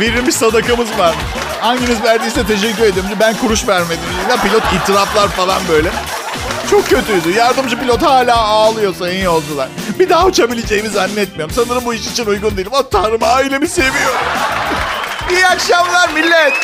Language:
Turkish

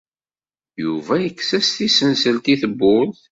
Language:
Kabyle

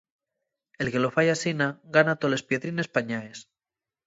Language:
Asturian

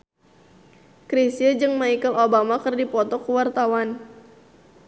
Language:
Sundanese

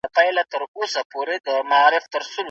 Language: Pashto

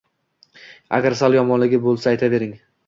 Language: Uzbek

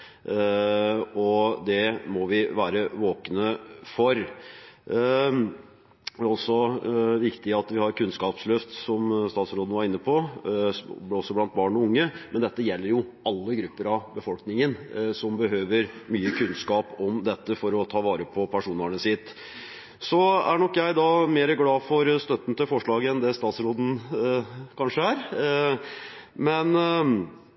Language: Norwegian Nynorsk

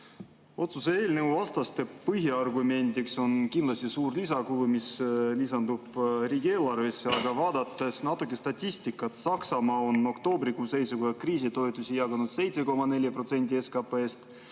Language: Estonian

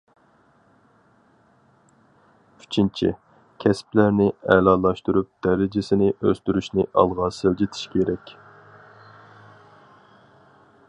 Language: Uyghur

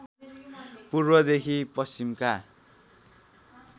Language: Nepali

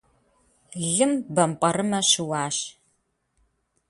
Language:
Kabardian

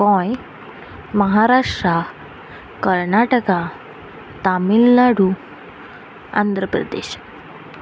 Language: Konkani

